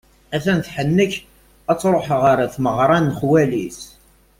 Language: Kabyle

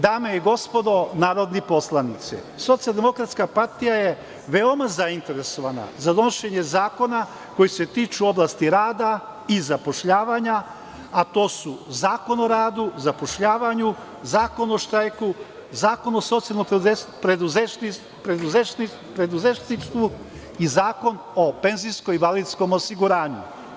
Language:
Serbian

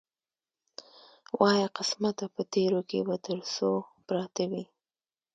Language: Pashto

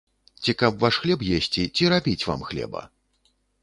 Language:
Belarusian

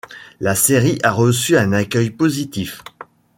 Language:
French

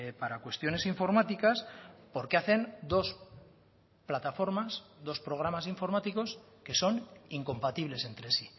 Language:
Spanish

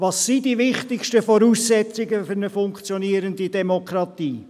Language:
Swiss German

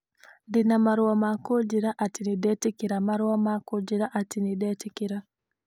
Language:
Kikuyu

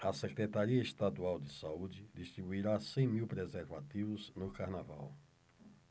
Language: Portuguese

